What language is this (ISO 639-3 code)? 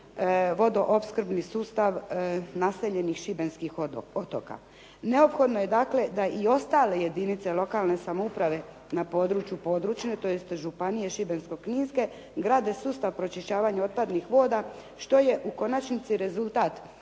hrv